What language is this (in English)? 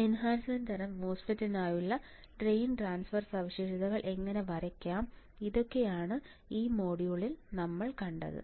Malayalam